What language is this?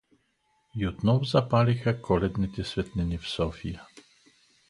Bulgarian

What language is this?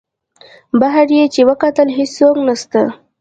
Pashto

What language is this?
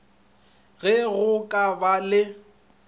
Northern Sotho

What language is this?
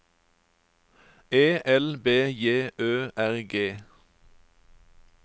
Norwegian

